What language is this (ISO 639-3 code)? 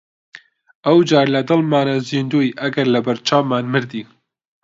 ckb